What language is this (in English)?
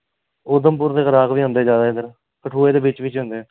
Dogri